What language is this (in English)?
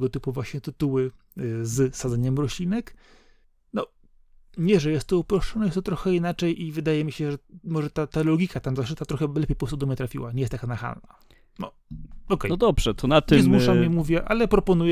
Polish